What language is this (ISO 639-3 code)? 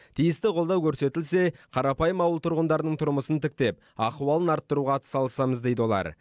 kaz